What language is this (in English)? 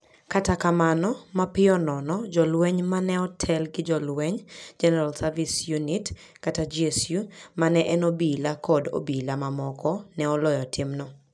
Luo (Kenya and Tanzania)